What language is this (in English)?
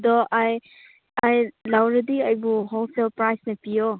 Manipuri